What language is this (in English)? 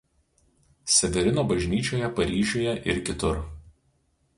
Lithuanian